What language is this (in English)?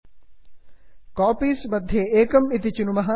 Sanskrit